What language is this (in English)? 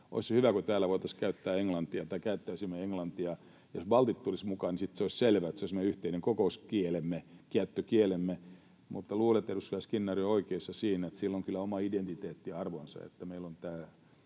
Finnish